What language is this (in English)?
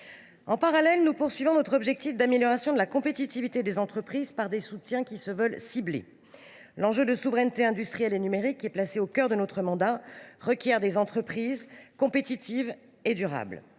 French